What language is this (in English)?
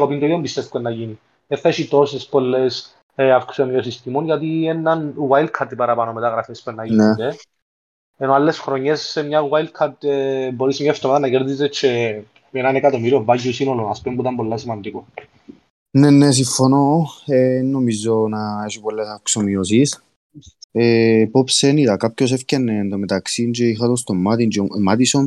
Greek